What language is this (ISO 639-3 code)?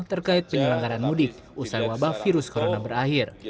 ind